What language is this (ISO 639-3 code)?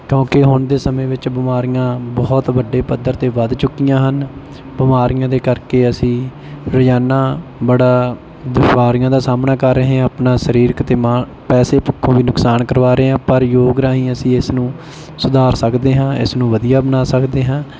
pan